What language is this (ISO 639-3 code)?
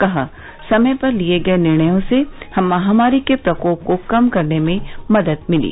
hin